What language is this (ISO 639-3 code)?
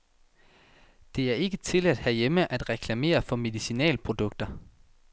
dan